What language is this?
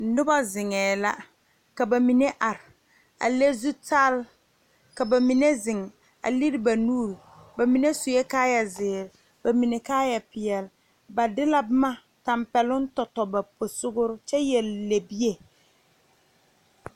Southern Dagaare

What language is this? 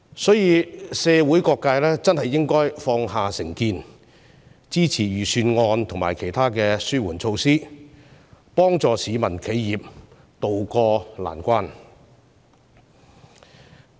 Cantonese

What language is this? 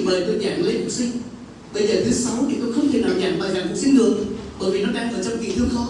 Vietnamese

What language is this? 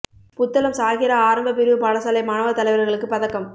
Tamil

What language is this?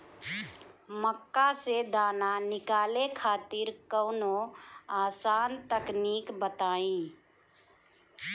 Bhojpuri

